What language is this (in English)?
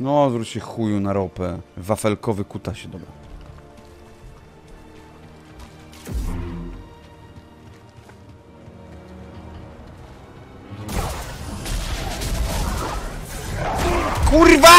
Polish